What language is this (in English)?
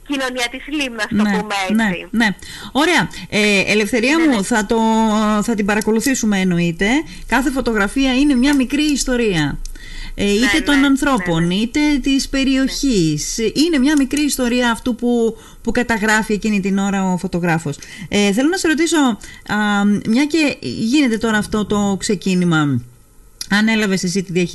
Greek